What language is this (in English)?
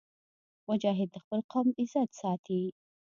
Pashto